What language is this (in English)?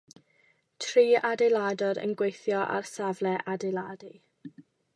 Welsh